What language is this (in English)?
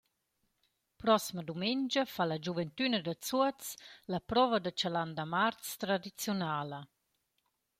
Romansh